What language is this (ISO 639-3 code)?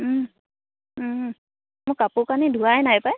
asm